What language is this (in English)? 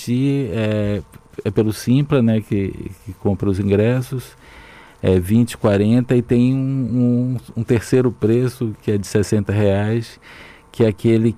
Portuguese